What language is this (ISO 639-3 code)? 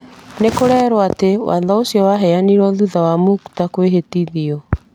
kik